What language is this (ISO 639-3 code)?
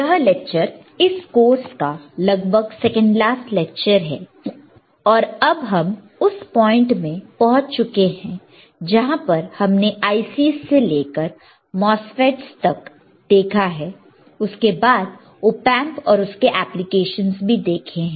hin